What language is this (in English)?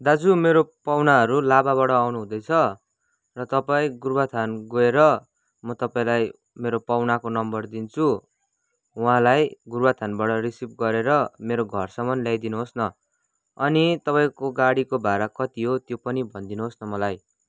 Nepali